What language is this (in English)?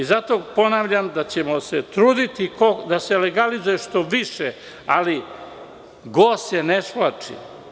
Serbian